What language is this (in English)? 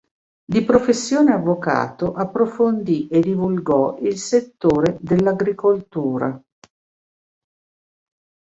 Italian